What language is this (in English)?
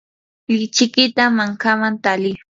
Yanahuanca Pasco Quechua